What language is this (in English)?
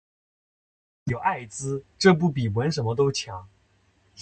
Chinese